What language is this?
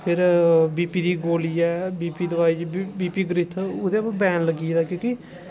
Dogri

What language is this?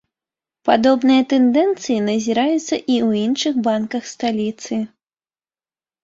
Belarusian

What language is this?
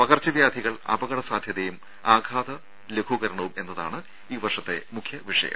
Malayalam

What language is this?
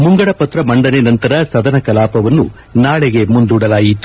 Kannada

